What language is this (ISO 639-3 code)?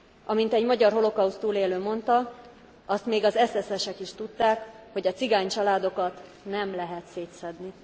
hun